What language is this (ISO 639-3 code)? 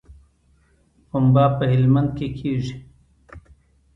pus